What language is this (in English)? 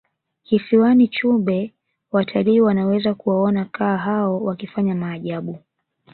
Swahili